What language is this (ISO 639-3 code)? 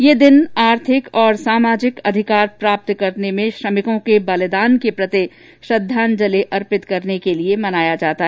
hin